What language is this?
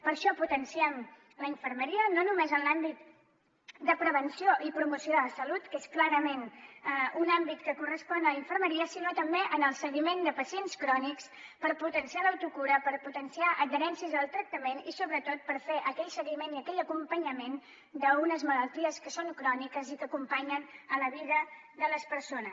Catalan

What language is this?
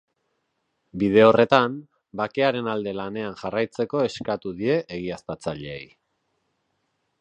Basque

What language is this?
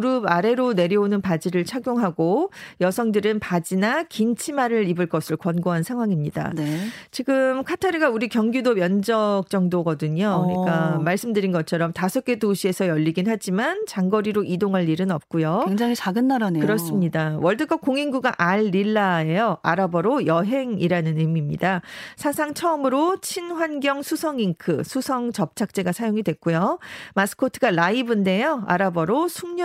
Korean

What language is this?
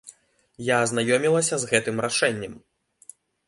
Belarusian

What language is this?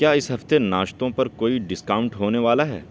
Urdu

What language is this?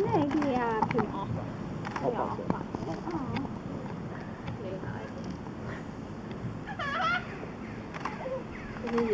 Swedish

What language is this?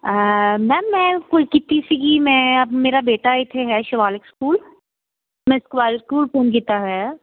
Punjabi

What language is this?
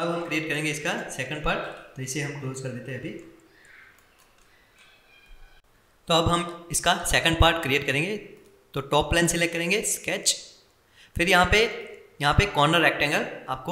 Hindi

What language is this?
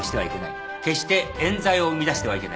Japanese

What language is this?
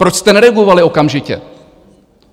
Czech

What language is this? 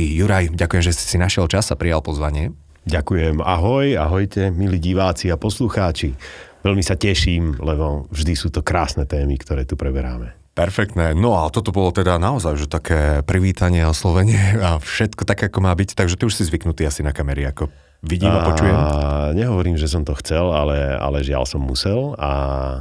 Slovak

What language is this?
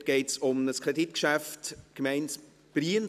Swiss German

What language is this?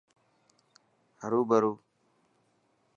Dhatki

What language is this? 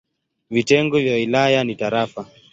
Swahili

